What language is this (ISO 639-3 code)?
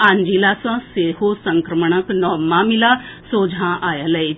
mai